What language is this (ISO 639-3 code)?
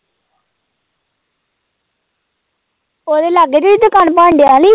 pan